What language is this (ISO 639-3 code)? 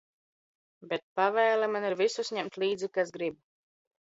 lav